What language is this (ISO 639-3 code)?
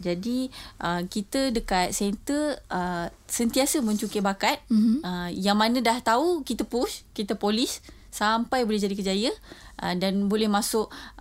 msa